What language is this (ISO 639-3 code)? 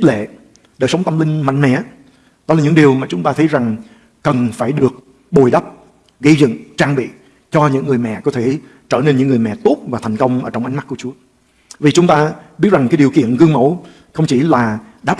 vie